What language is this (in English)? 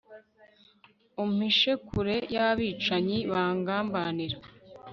Kinyarwanda